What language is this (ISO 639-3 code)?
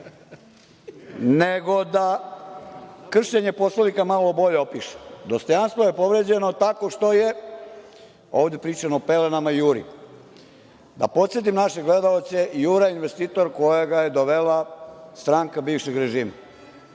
srp